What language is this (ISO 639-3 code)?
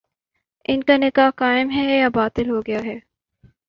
urd